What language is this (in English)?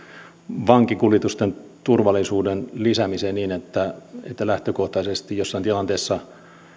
Finnish